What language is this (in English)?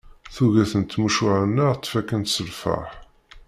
Kabyle